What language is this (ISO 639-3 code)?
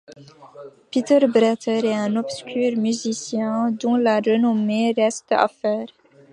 fra